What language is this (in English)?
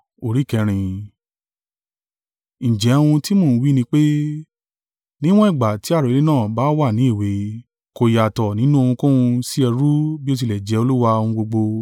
Yoruba